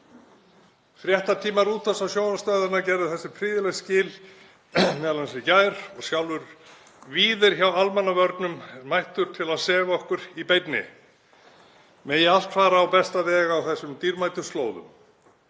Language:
Icelandic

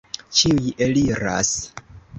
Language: Esperanto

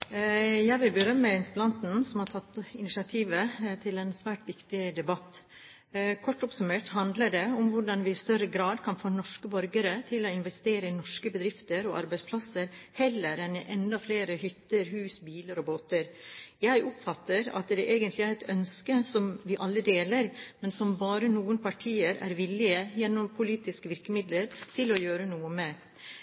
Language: Norwegian Bokmål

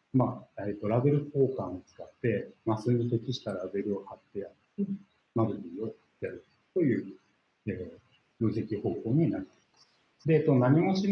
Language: Japanese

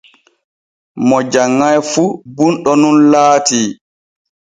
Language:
Borgu Fulfulde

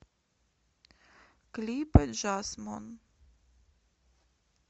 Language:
Russian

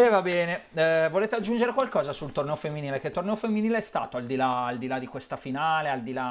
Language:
Italian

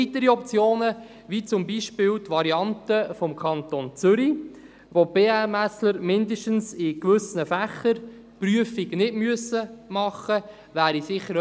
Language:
Swiss German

